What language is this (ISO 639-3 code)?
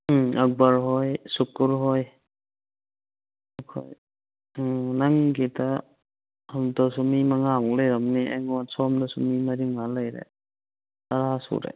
mni